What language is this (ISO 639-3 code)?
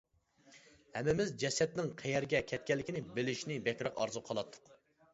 uig